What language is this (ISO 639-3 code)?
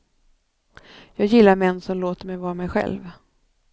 swe